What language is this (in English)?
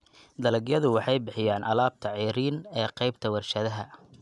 Somali